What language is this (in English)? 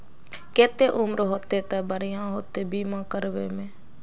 Magahi